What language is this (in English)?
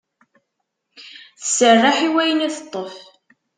Kabyle